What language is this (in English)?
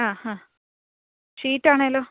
Malayalam